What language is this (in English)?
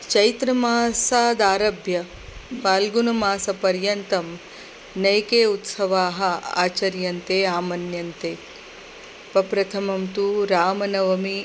Sanskrit